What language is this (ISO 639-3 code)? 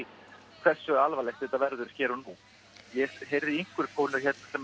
isl